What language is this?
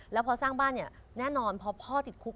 Thai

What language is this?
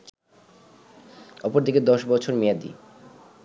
Bangla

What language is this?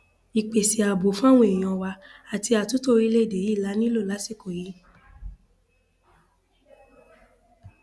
Yoruba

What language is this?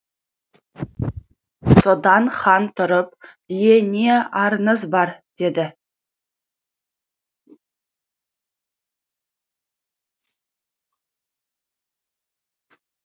Kazakh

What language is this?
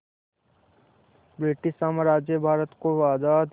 Hindi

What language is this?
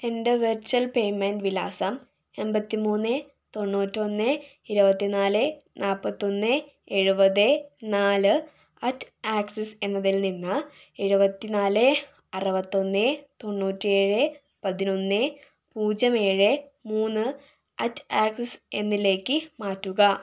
Malayalam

